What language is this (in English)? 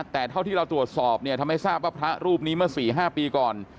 Thai